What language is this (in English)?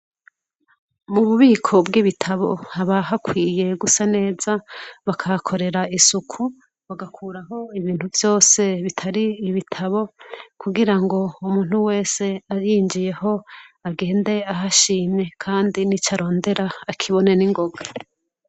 Rundi